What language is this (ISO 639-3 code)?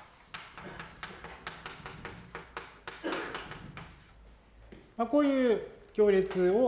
jpn